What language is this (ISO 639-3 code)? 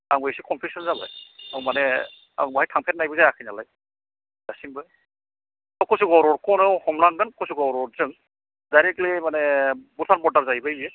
brx